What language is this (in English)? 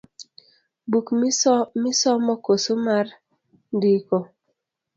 Luo (Kenya and Tanzania)